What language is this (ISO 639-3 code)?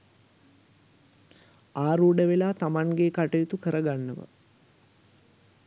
sin